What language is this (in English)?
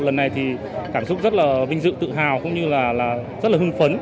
Vietnamese